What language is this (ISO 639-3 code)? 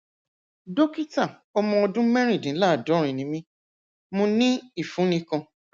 yor